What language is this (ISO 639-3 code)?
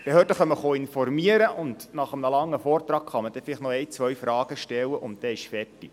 gsw